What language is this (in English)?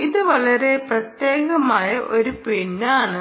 Malayalam